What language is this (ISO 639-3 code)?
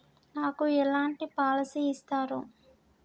tel